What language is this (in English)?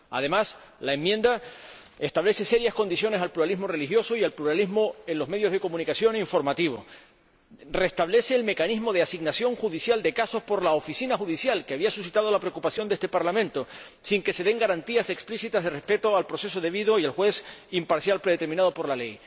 Spanish